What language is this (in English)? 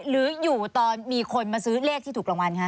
Thai